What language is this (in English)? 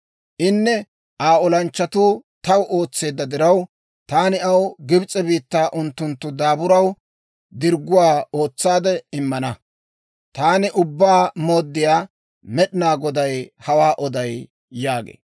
Dawro